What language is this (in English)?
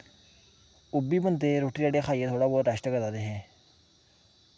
Dogri